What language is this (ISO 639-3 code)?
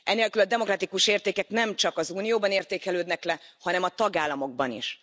hun